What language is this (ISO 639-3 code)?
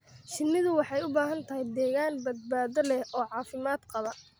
som